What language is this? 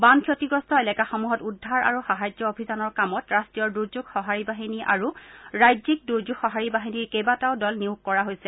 Assamese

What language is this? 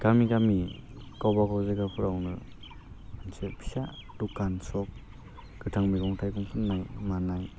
Bodo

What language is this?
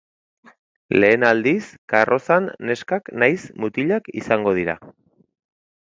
Basque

